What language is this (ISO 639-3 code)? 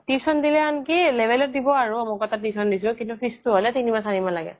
asm